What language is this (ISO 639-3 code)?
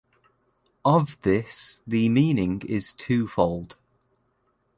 eng